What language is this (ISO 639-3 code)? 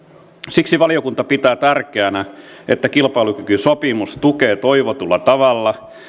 fin